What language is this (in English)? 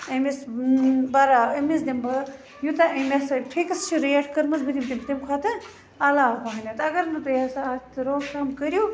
Kashmiri